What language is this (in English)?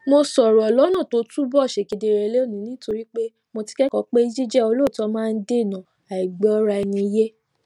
Yoruba